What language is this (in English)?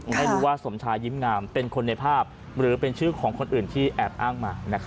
Thai